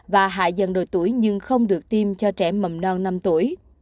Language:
Vietnamese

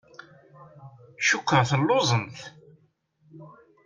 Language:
Kabyle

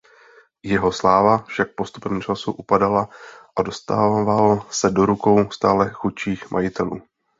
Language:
Czech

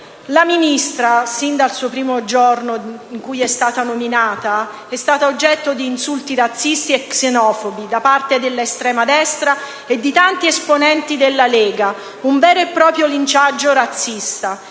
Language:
Italian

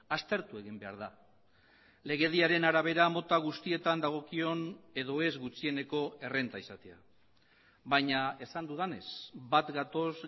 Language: Basque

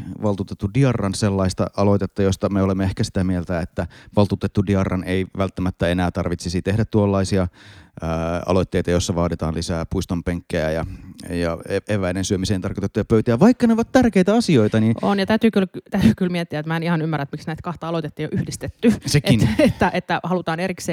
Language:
Finnish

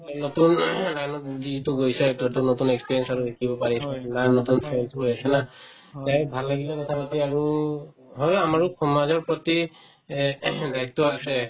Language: Assamese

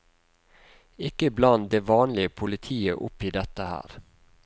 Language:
Norwegian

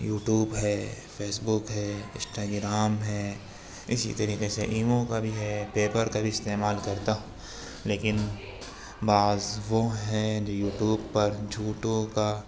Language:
Urdu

